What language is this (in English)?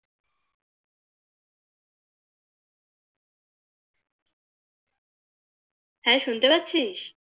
Bangla